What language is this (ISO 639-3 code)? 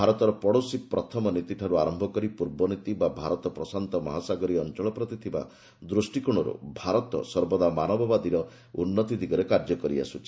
ori